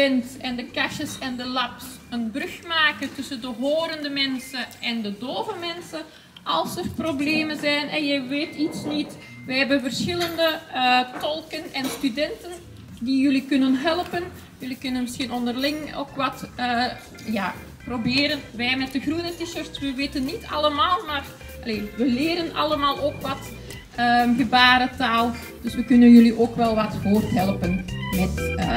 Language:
Dutch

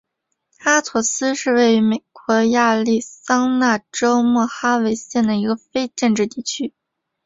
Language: Chinese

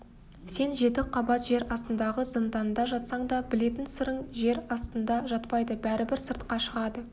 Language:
Kazakh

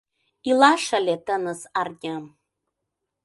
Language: Mari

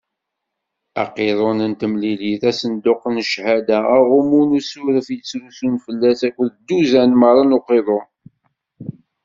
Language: Kabyle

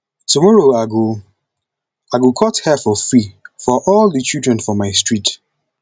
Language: Nigerian Pidgin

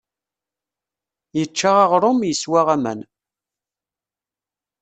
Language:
Kabyle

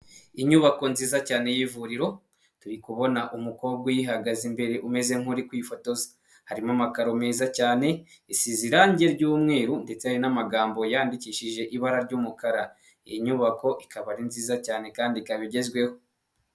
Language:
Kinyarwanda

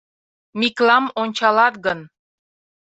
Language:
Mari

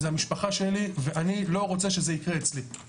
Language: Hebrew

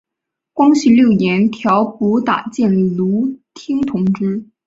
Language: Chinese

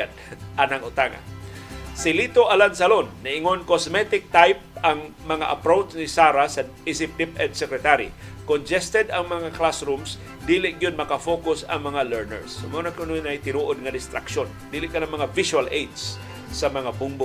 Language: Filipino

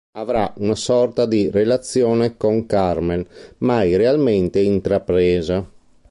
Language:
Italian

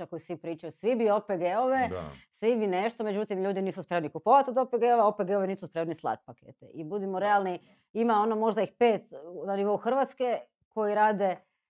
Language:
Croatian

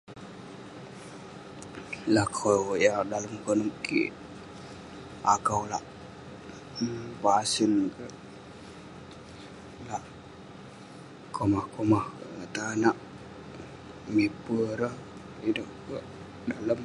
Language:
Western Penan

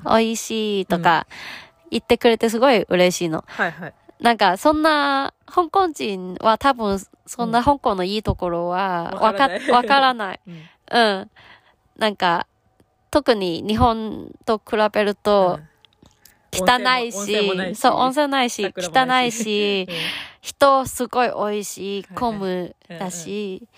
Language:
Japanese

